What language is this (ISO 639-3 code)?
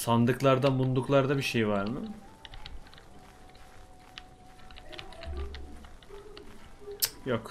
tur